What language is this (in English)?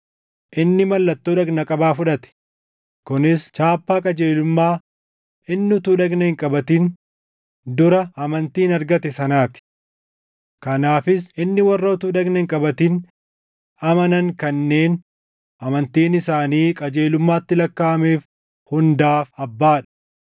Oromo